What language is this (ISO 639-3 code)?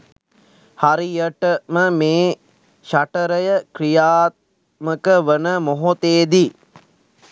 sin